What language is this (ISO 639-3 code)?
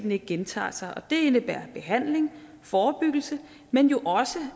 dan